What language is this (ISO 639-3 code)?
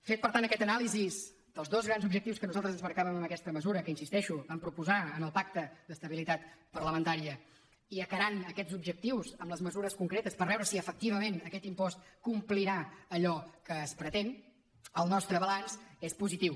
cat